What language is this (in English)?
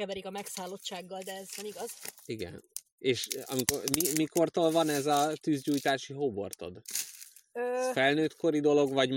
Hungarian